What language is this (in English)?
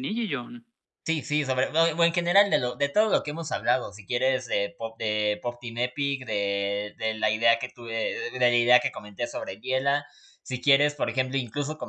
Spanish